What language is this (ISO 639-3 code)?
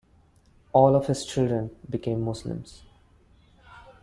eng